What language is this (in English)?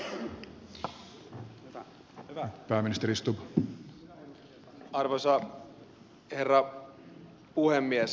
Finnish